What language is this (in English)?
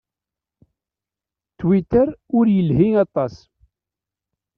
Kabyle